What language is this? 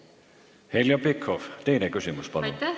Estonian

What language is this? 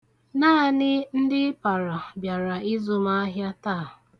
Igbo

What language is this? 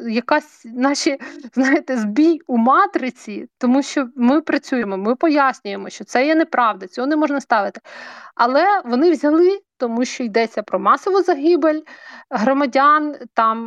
Ukrainian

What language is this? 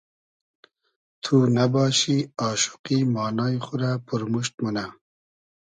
Hazaragi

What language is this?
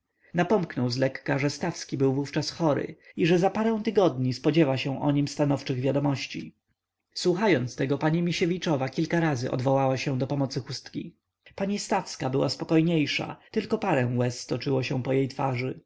Polish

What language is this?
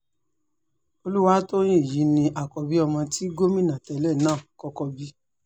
Yoruba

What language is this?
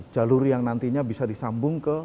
Indonesian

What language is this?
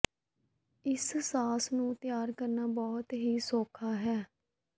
Punjabi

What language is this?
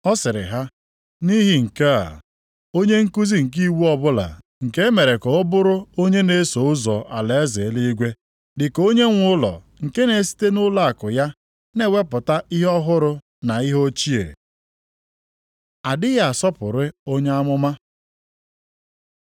Igbo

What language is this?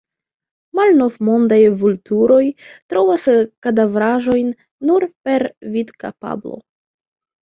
Esperanto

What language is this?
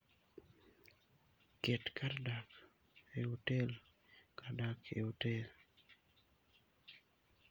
Luo (Kenya and Tanzania)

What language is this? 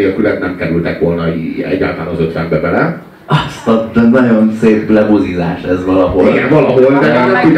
Hungarian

